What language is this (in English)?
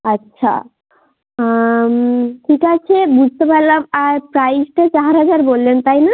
Bangla